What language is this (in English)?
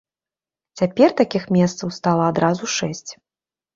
Belarusian